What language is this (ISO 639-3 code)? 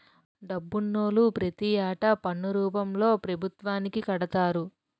tel